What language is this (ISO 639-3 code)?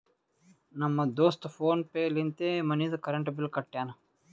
kan